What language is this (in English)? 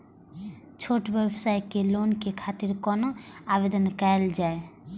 Maithili